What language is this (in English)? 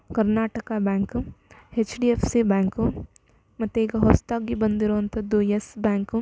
Kannada